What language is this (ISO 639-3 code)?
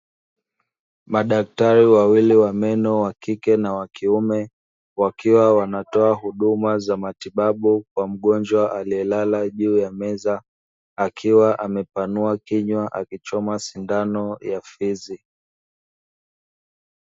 swa